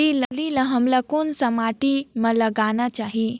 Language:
Chhattisgarhi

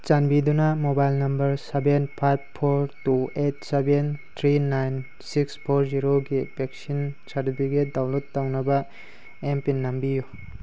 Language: Manipuri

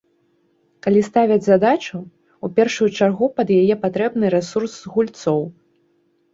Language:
Belarusian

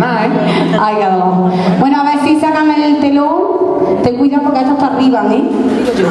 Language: Spanish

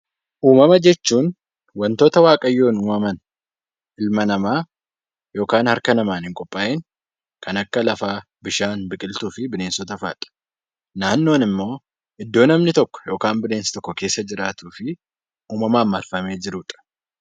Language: Oromo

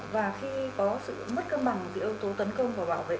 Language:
Vietnamese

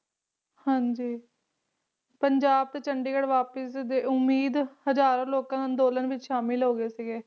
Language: Punjabi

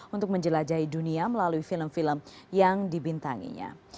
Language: Indonesian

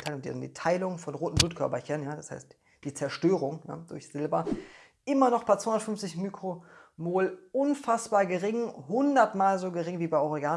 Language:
German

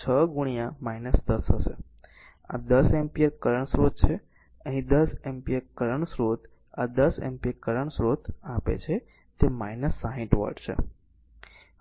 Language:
Gujarati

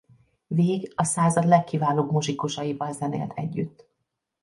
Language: Hungarian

